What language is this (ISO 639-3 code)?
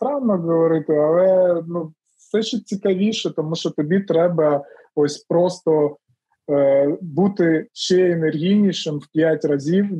ukr